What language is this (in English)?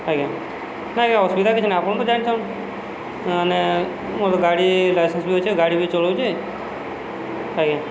Odia